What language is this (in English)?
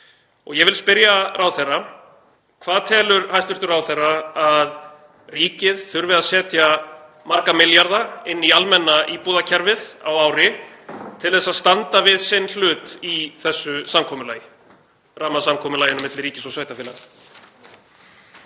Icelandic